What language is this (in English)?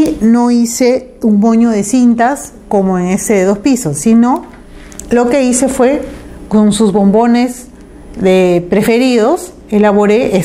Spanish